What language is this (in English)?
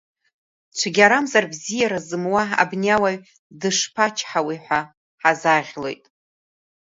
Abkhazian